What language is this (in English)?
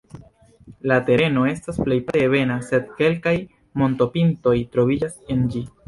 Esperanto